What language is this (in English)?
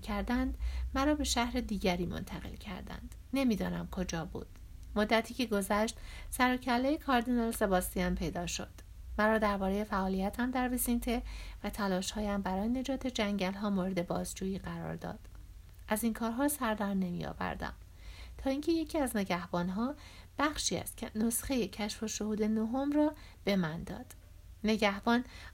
Persian